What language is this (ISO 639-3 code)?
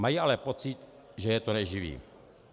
ces